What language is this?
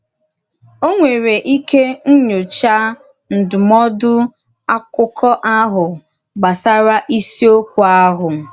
Igbo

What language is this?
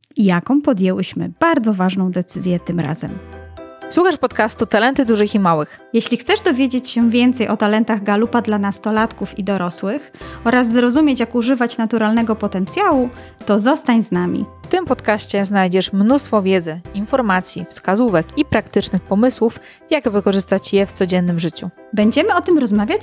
Polish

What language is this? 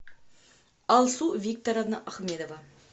Russian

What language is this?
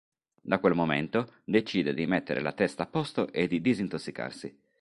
Italian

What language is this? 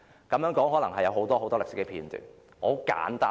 Cantonese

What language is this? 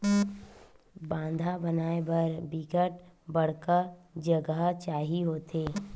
Chhattisgarhi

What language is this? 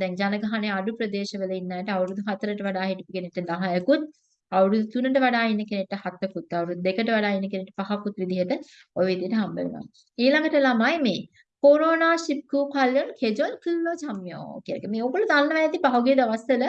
Turkish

